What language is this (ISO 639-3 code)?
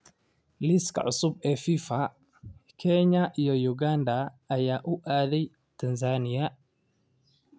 som